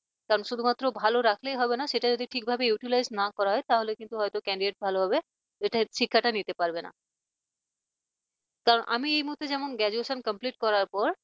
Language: Bangla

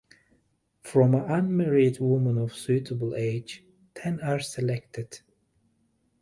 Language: English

